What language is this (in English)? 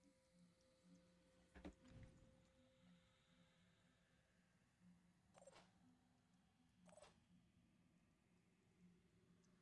Italian